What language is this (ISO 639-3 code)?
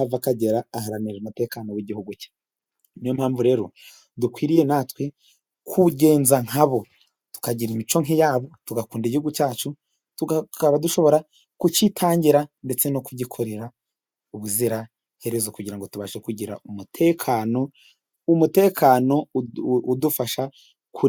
kin